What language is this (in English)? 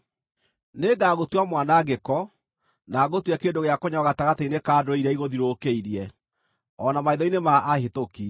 Kikuyu